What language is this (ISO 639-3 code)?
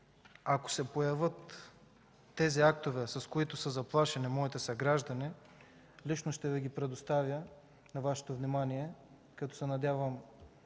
bul